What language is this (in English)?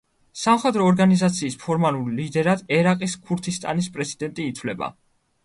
Georgian